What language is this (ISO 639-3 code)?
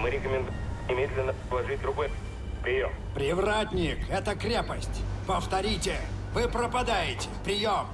rus